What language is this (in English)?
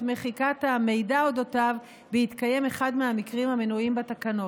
Hebrew